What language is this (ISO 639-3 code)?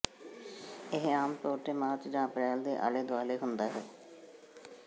pan